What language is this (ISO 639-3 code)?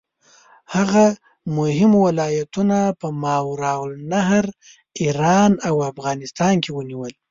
pus